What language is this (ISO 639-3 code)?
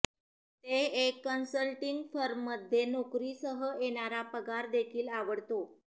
mar